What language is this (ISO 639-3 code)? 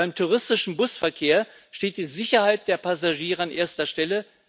deu